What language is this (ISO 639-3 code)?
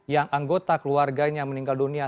ind